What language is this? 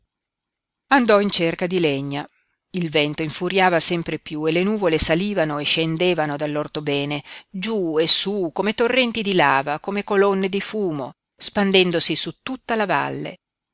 Italian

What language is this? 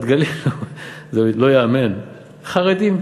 Hebrew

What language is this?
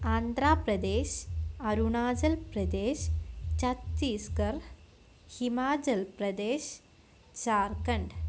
Malayalam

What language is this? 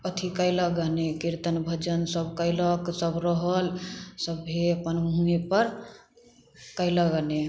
Maithili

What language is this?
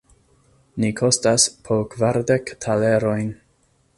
Esperanto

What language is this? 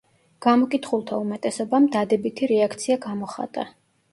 Georgian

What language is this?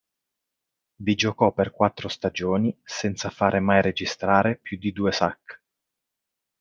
Italian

